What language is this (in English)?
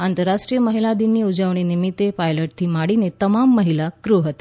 Gujarati